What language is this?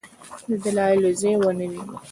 Pashto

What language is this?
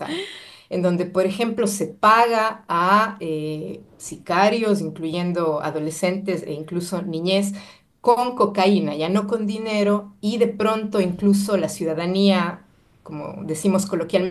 Spanish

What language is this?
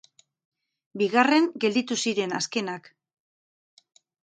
Basque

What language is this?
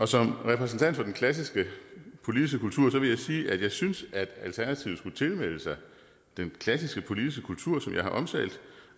Danish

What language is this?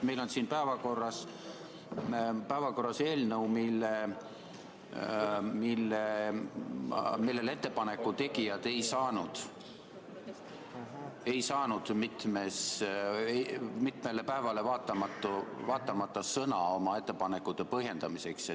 Estonian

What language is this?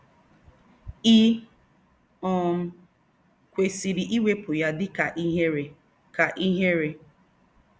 Igbo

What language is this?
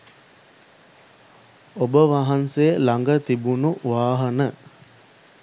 Sinhala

